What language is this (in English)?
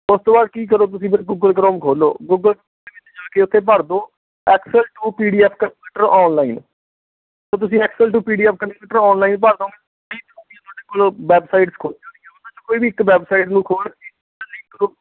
Punjabi